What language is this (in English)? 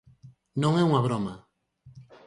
Galician